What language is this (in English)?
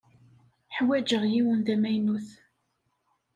Kabyle